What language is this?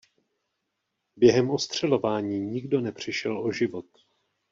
Czech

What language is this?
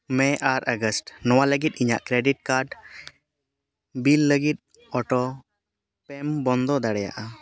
Santali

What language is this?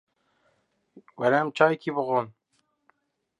Kurdish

